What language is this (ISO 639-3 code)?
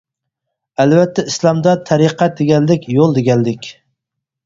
uig